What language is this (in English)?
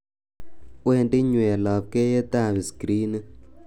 Kalenjin